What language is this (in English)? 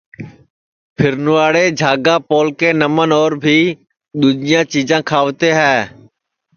Sansi